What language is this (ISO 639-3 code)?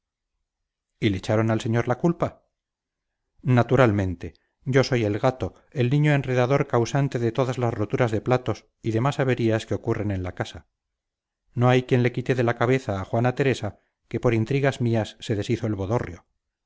spa